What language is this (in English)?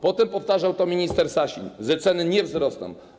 Polish